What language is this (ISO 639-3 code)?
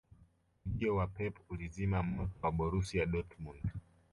swa